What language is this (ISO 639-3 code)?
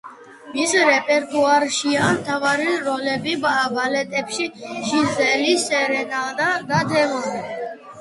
kat